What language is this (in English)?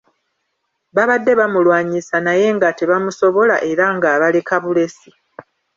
Ganda